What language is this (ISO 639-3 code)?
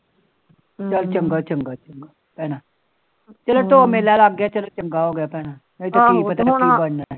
pan